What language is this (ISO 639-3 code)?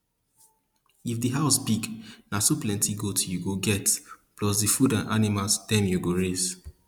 pcm